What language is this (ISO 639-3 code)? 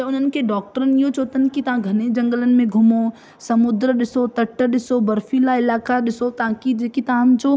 snd